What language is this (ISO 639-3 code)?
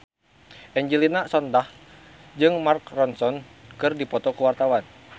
sun